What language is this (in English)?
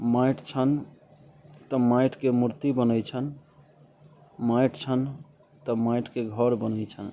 Maithili